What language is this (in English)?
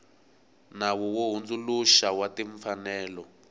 Tsonga